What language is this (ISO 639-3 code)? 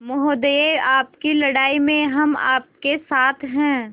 hin